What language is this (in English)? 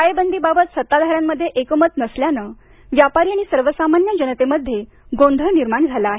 Marathi